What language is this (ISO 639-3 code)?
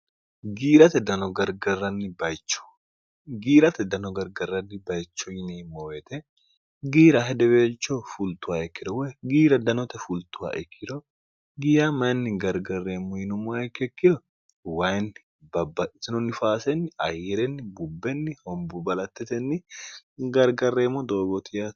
sid